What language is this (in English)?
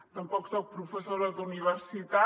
Catalan